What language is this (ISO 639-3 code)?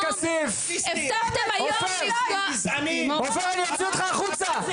heb